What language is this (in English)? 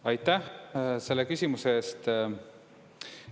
Estonian